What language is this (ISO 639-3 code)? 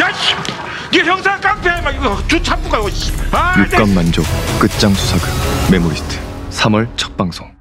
kor